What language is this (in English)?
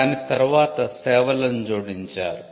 Telugu